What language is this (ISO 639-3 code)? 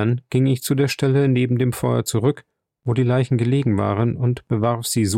deu